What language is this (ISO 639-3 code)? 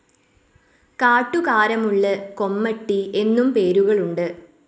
mal